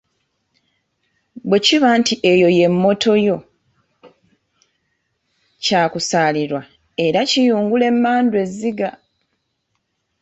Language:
Ganda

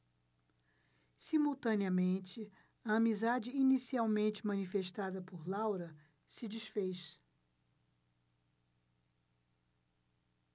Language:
Portuguese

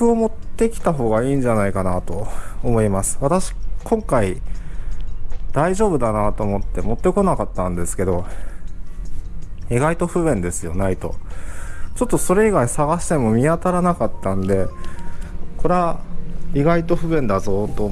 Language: Japanese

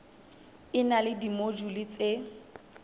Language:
Southern Sotho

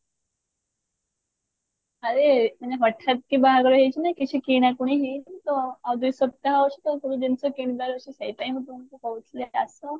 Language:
Odia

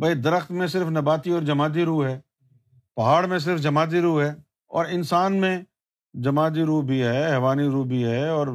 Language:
Urdu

